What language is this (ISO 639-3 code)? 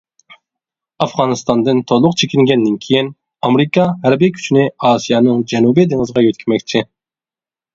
uig